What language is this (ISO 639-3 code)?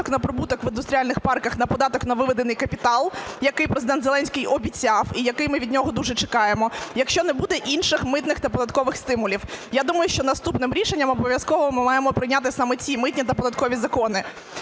ukr